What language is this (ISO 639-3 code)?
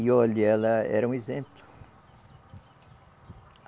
por